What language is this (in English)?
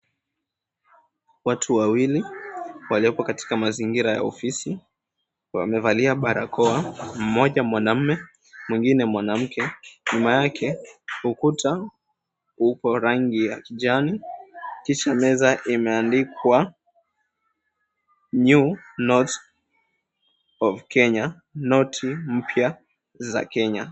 Swahili